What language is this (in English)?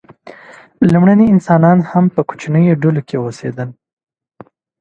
Pashto